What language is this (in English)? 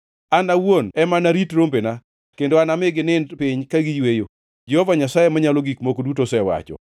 Luo (Kenya and Tanzania)